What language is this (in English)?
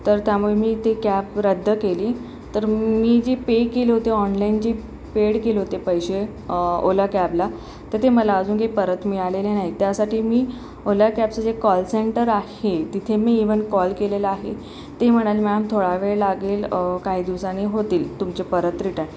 Marathi